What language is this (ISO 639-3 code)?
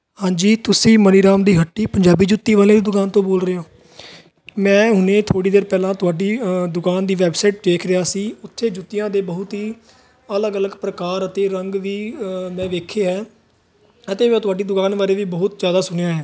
pan